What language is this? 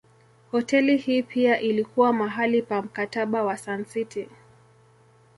Swahili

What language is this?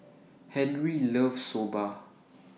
English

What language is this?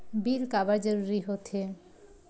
Chhattisgarhi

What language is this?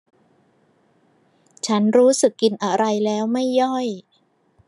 Thai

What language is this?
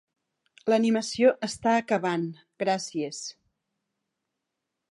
Catalan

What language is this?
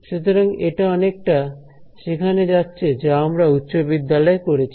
Bangla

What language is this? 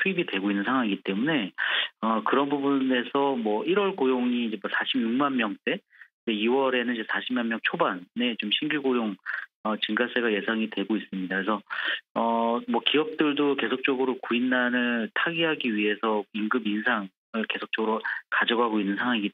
Korean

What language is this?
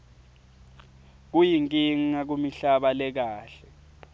Swati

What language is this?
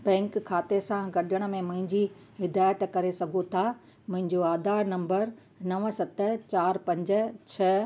Sindhi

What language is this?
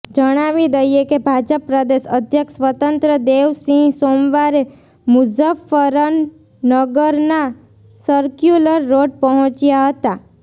Gujarati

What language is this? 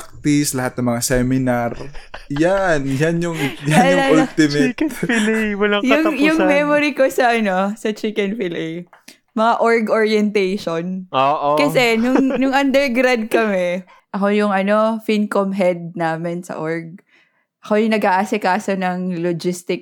Filipino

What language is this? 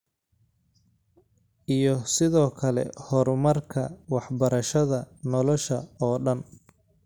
Somali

